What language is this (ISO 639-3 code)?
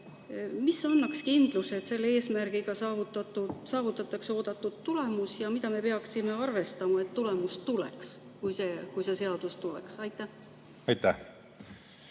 est